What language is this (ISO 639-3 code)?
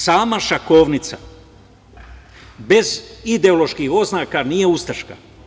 srp